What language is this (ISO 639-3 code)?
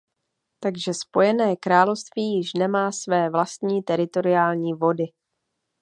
ces